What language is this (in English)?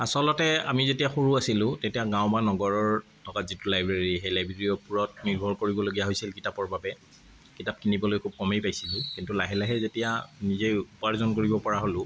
Assamese